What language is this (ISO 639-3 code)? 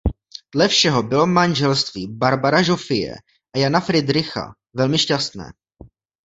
ces